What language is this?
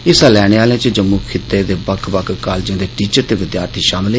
Dogri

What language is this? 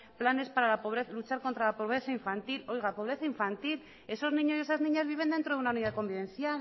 Spanish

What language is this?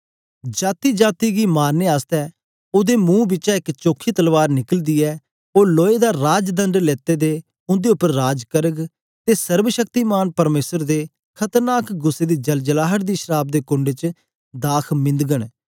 Dogri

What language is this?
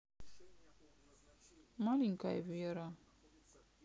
Russian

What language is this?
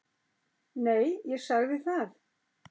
Icelandic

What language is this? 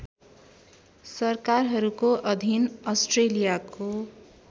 Nepali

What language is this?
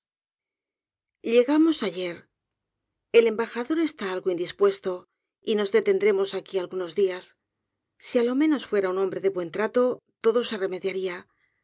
Spanish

